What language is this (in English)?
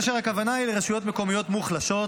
Hebrew